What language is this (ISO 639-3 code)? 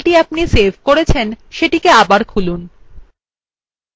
ben